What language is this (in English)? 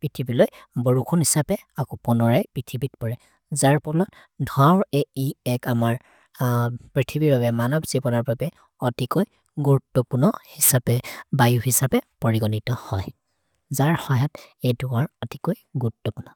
Maria (India)